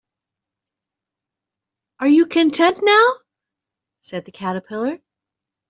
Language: English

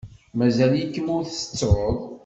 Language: Kabyle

